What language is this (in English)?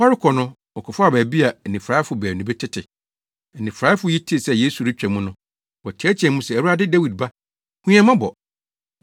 Akan